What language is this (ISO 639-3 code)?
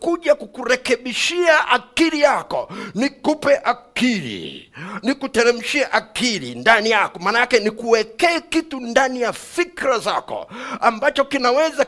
swa